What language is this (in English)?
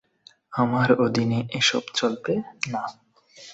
Bangla